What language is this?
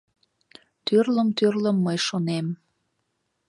Mari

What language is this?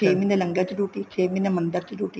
Punjabi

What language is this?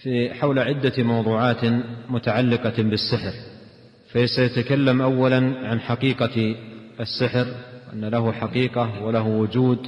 Arabic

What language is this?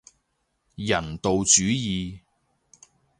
Cantonese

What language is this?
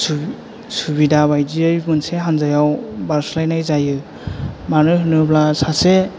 Bodo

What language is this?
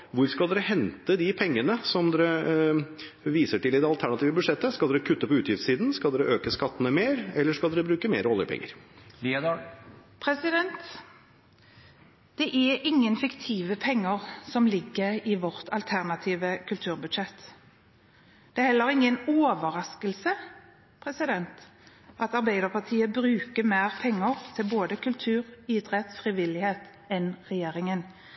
Norwegian Bokmål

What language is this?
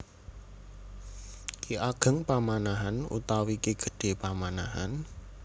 Javanese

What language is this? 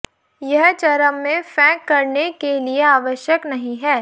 Hindi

